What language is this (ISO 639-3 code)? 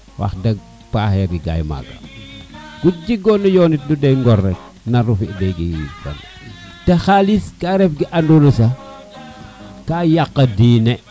srr